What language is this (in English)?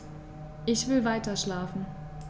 German